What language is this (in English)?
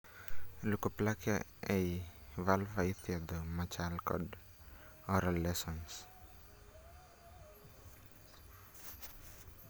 Luo (Kenya and Tanzania)